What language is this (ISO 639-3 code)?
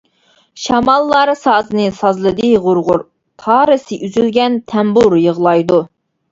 uig